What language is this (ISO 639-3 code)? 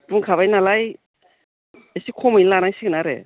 brx